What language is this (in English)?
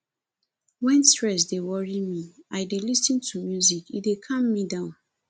Nigerian Pidgin